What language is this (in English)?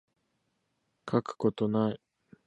Japanese